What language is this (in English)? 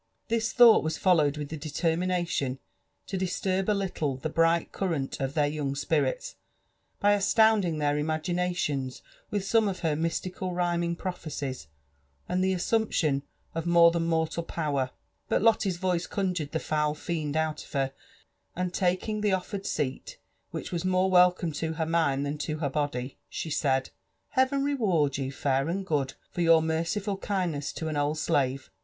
English